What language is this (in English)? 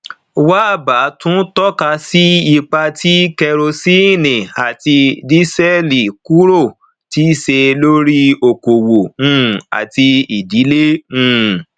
Yoruba